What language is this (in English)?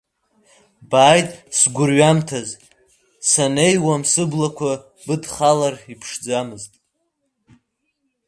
Abkhazian